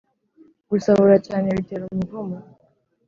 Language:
Kinyarwanda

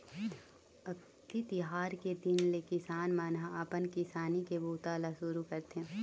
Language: Chhattisgarhi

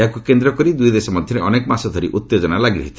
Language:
Odia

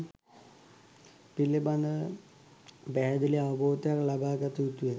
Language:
Sinhala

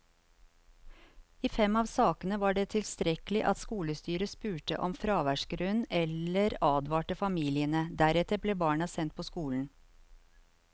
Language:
Norwegian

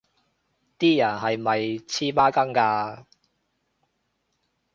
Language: Cantonese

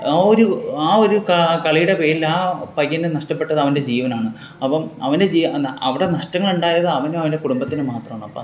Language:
Malayalam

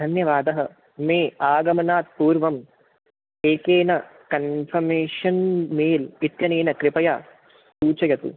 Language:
Sanskrit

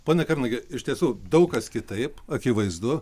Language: Lithuanian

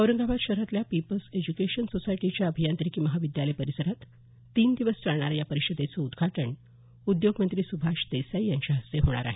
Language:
Marathi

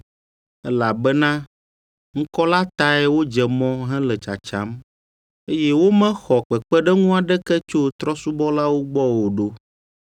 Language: Ewe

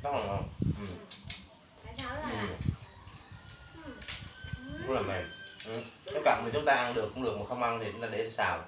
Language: Vietnamese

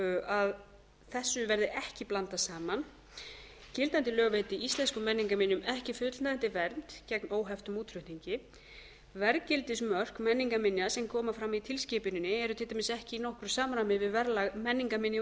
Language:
Icelandic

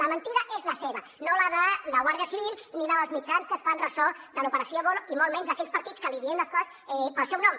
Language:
Catalan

